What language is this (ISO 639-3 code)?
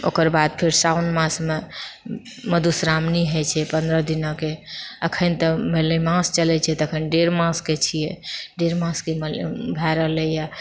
mai